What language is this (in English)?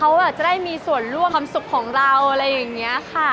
Thai